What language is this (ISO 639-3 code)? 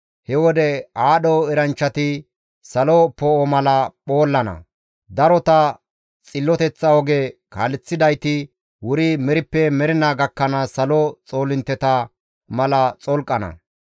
gmv